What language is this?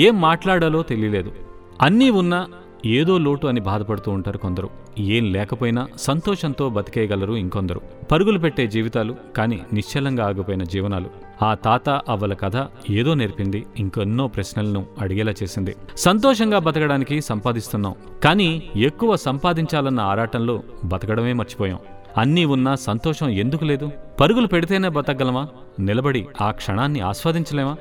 Telugu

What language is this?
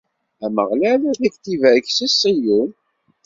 Kabyle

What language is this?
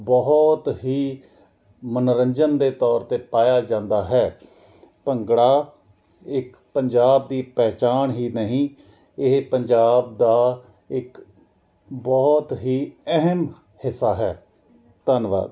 Punjabi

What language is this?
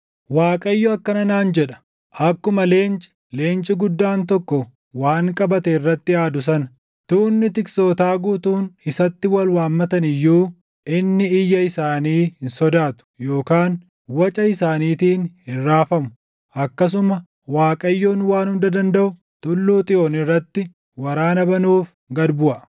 Oromo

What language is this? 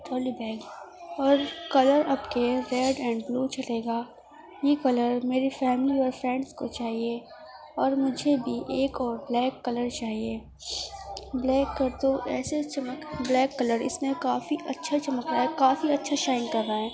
Urdu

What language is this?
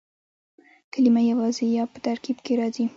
Pashto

